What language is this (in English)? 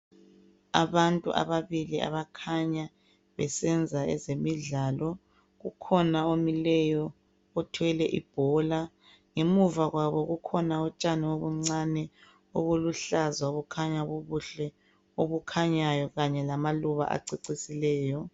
North Ndebele